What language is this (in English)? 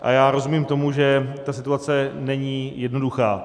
Czech